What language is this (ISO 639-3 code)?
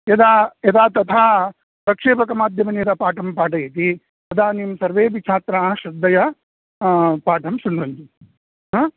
san